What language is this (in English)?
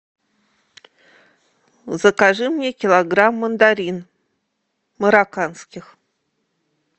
Russian